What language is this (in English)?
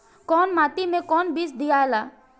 Bhojpuri